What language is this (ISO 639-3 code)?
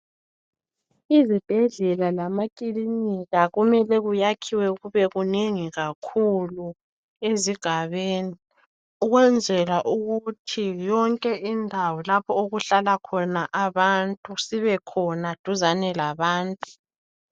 nde